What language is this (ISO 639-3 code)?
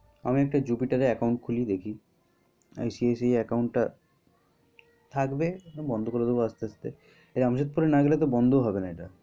ben